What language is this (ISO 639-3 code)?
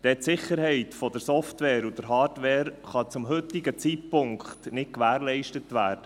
gsw